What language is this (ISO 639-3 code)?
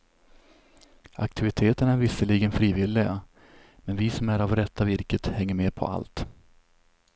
swe